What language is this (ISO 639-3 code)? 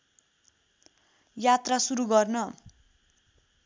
nep